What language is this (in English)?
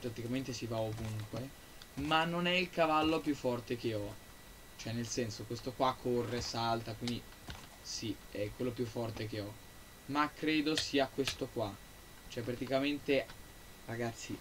Italian